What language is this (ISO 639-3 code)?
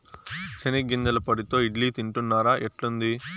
tel